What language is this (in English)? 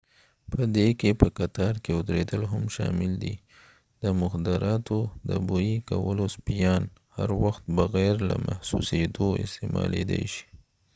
Pashto